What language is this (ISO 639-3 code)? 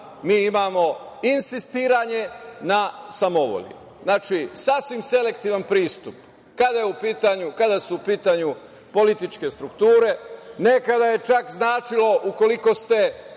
srp